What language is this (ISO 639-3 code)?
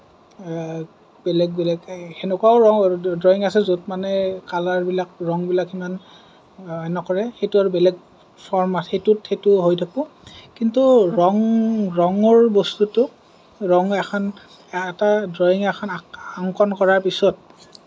asm